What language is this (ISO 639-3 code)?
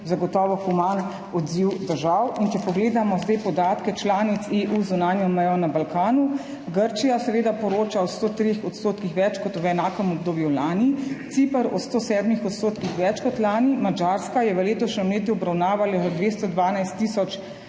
slv